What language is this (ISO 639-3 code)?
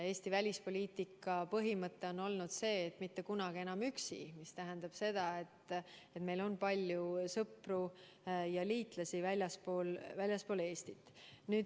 est